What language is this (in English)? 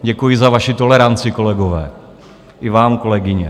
Czech